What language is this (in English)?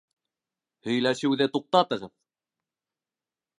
Bashkir